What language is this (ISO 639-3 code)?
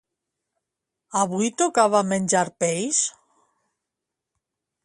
cat